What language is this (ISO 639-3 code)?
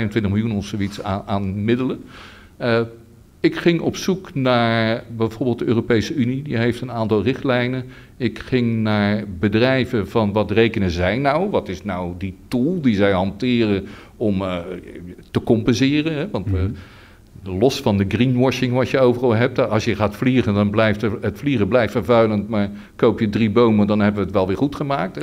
nld